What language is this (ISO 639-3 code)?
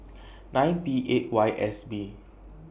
eng